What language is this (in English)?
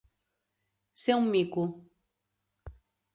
Catalan